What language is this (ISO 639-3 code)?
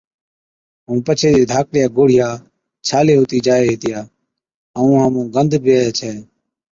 odk